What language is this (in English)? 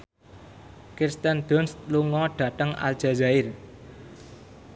Javanese